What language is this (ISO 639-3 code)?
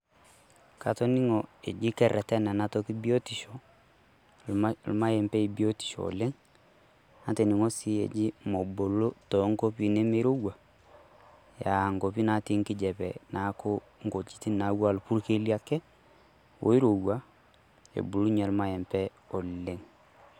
mas